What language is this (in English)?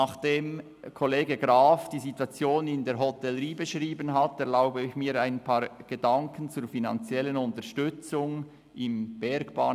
Swiss German